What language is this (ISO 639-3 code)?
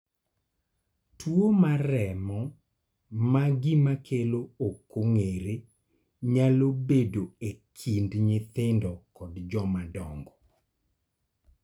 luo